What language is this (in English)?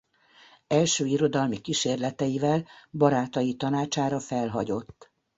Hungarian